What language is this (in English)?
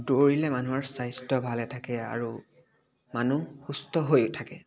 Assamese